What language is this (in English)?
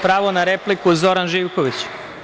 Serbian